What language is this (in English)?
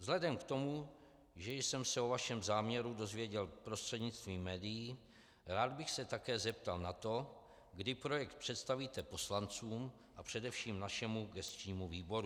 Czech